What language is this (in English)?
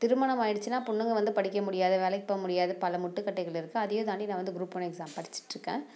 Tamil